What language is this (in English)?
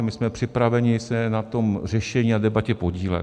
Czech